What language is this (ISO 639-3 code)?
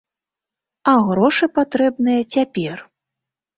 bel